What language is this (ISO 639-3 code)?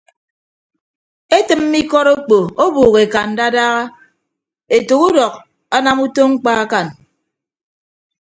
ibb